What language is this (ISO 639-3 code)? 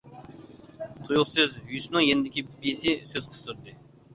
uig